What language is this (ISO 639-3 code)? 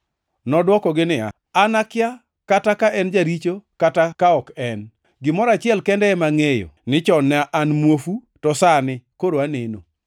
luo